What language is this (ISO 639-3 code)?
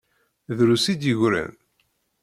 kab